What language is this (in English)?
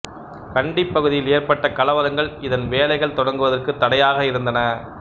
Tamil